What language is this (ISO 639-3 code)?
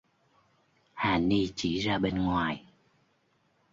vie